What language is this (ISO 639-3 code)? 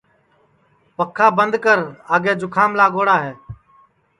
ssi